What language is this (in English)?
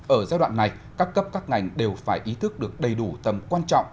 Vietnamese